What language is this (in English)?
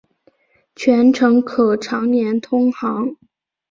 Chinese